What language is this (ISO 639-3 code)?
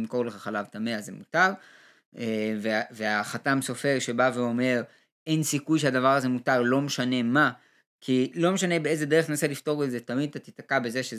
heb